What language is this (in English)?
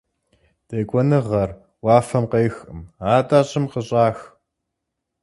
Kabardian